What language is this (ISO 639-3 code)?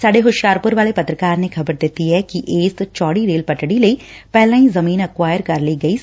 pan